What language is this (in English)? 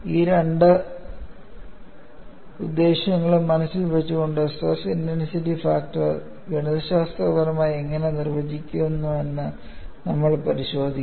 Malayalam